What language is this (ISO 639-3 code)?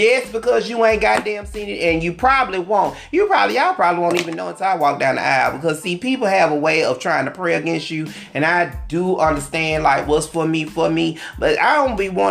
eng